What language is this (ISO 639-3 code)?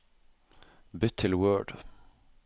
nor